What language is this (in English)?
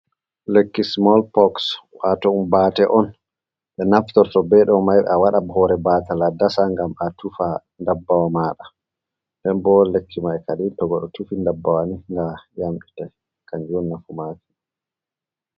Fula